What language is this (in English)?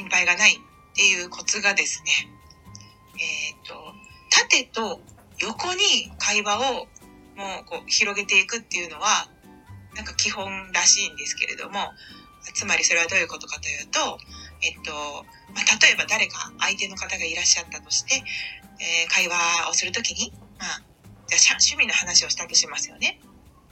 Japanese